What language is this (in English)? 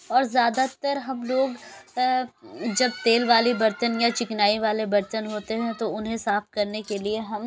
Urdu